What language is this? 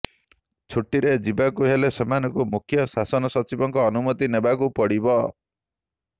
Odia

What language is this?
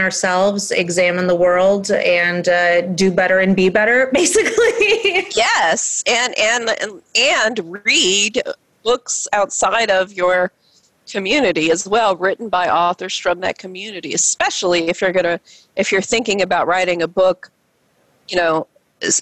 English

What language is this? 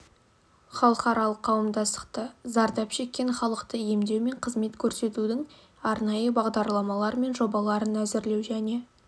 Kazakh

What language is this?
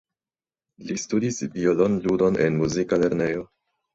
Esperanto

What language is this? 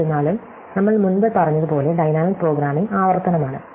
Malayalam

